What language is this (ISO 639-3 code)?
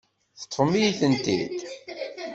kab